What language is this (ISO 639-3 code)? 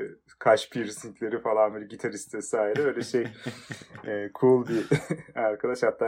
tur